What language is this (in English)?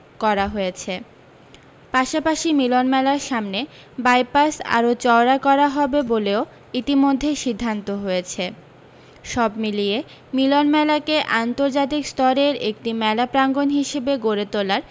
Bangla